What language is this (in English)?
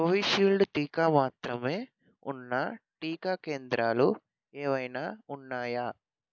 Telugu